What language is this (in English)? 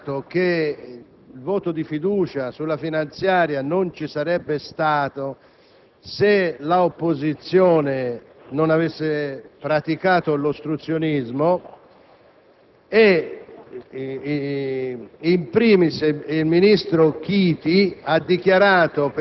Italian